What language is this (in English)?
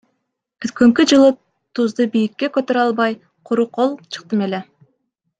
Kyrgyz